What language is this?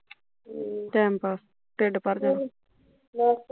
Punjabi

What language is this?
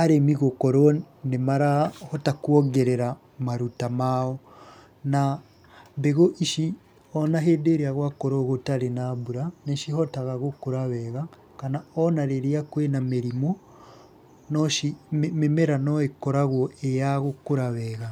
Kikuyu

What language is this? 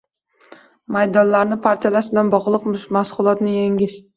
Uzbek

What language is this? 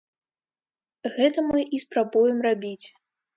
Belarusian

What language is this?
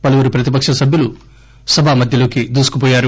Telugu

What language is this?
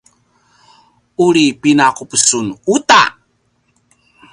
Paiwan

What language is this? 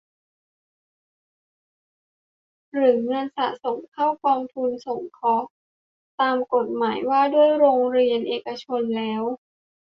Thai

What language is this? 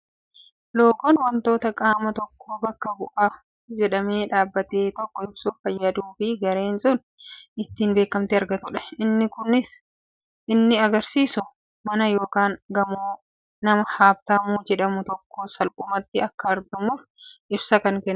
Oromo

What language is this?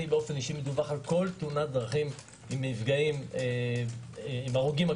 Hebrew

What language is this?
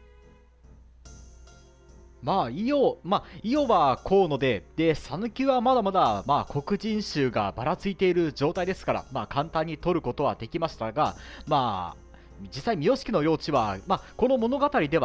Japanese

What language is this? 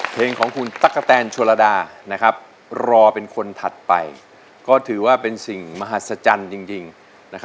Thai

